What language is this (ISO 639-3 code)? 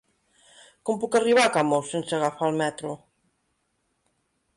cat